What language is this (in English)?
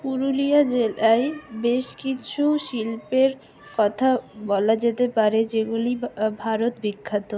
Bangla